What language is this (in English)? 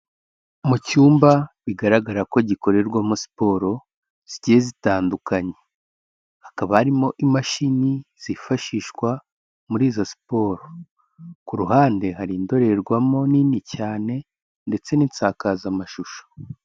Kinyarwanda